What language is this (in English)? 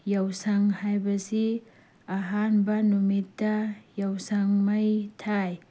Manipuri